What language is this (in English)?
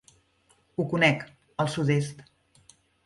Catalan